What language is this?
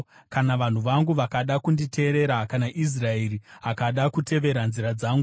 Shona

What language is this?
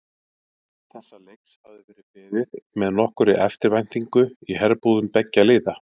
Icelandic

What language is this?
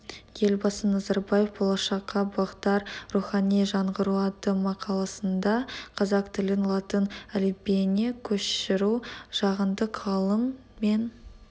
Kazakh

